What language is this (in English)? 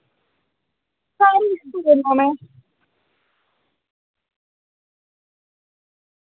Dogri